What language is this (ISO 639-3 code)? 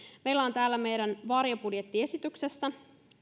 fin